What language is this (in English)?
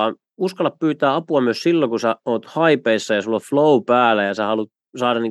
Finnish